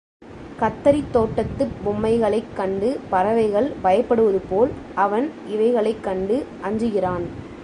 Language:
Tamil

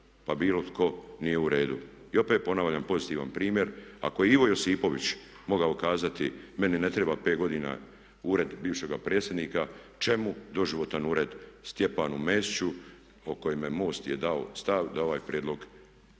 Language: Croatian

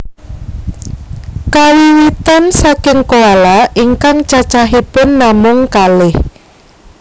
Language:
Javanese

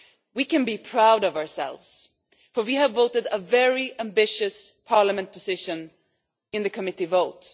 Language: English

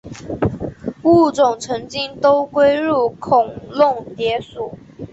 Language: Chinese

